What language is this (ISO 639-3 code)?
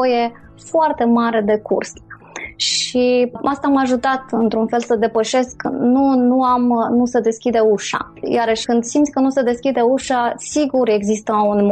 ron